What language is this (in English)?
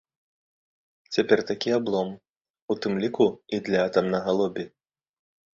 Belarusian